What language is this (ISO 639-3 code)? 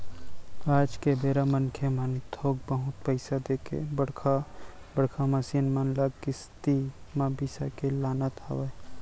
hne